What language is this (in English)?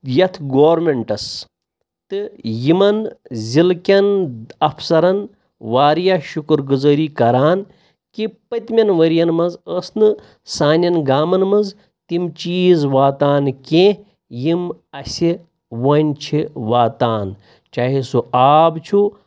Kashmiri